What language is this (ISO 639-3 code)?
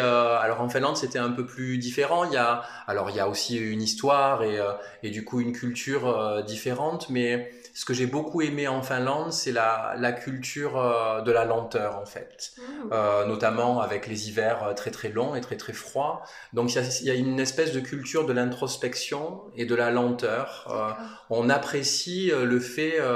fra